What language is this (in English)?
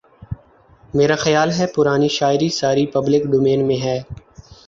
Urdu